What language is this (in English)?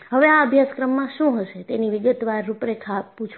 Gujarati